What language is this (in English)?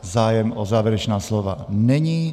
Czech